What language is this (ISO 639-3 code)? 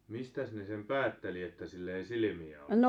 fin